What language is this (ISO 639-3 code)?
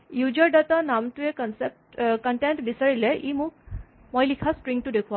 asm